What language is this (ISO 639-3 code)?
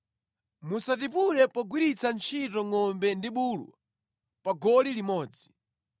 nya